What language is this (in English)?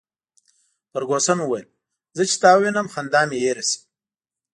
Pashto